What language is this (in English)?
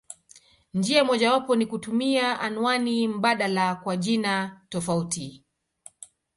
Swahili